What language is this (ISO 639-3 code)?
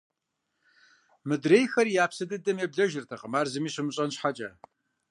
kbd